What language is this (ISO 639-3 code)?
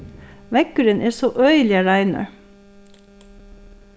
fao